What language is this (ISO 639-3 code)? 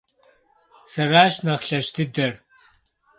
kbd